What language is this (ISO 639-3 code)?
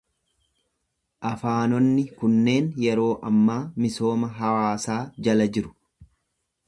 orm